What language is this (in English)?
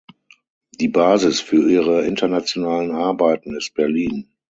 German